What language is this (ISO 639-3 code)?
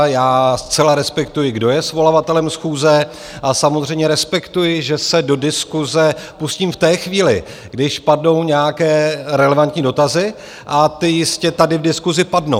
ces